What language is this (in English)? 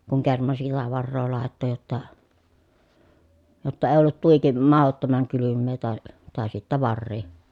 Finnish